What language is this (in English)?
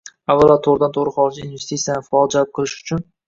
Uzbek